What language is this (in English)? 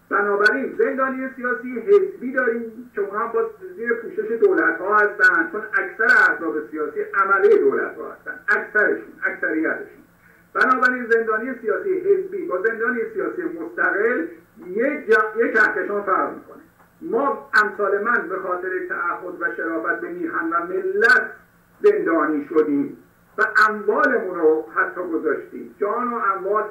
Persian